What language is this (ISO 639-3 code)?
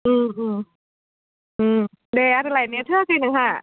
brx